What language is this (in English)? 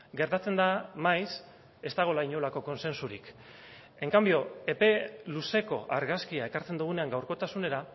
Basque